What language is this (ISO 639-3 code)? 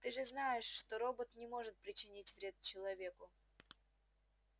rus